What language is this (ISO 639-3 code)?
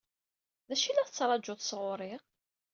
kab